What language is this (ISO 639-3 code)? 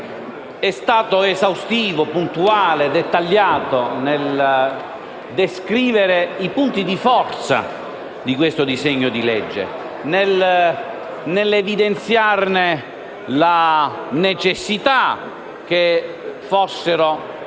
ita